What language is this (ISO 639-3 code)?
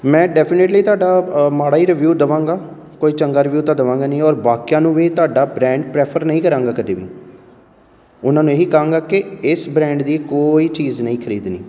pan